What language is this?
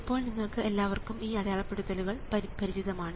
Malayalam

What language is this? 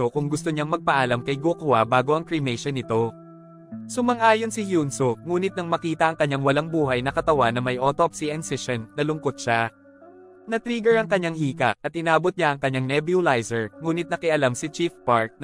Filipino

